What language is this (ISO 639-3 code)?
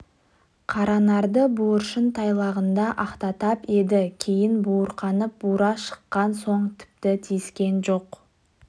kaz